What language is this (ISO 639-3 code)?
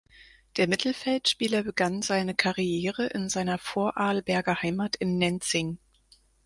deu